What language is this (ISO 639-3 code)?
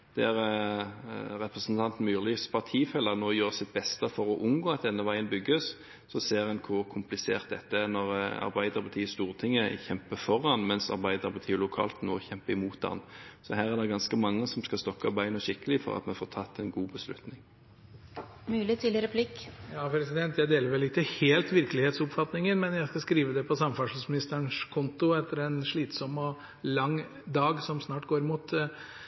nob